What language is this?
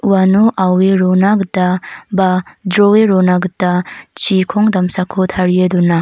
Garo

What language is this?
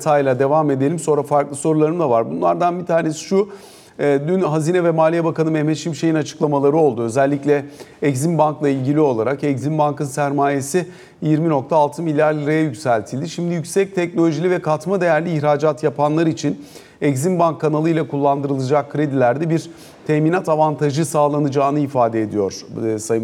Turkish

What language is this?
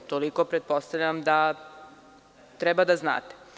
Serbian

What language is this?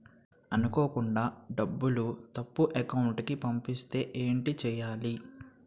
Telugu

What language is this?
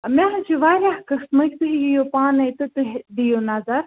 Kashmiri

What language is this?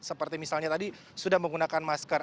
Indonesian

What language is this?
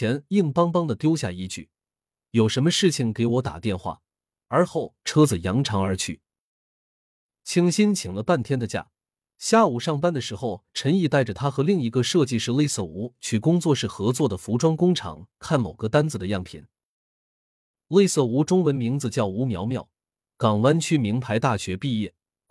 Chinese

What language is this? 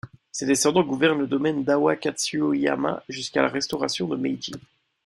French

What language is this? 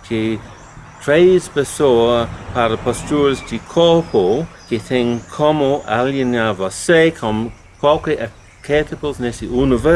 Portuguese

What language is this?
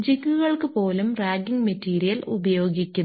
Malayalam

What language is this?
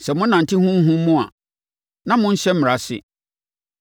Akan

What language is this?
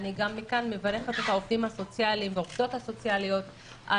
Hebrew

